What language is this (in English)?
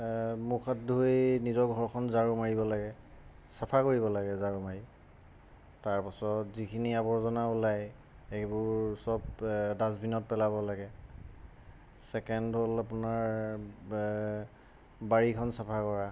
Assamese